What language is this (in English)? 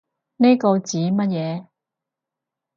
Cantonese